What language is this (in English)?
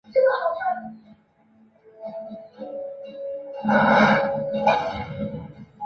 Chinese